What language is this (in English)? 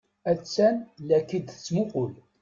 Kabyle